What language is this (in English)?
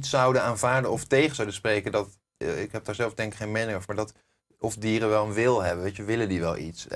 Dutch